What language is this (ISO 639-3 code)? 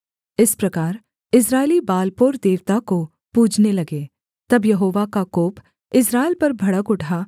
hin